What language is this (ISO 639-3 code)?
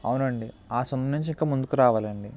tel